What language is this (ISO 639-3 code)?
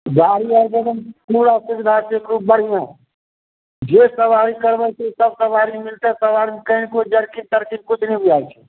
mai